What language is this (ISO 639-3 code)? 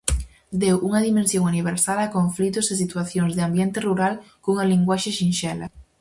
glg